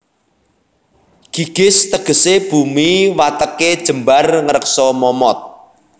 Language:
Javanese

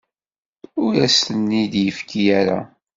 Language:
Kabyle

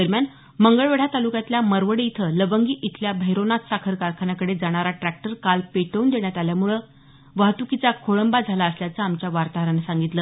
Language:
Marathi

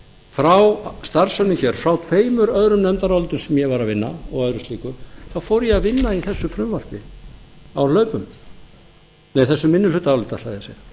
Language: Icelandic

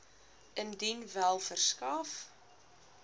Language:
Afrikaans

